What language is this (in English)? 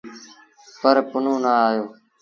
Sindhi Bhil